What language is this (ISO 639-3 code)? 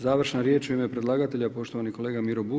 hrv